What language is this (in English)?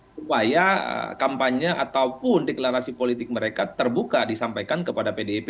Indonesian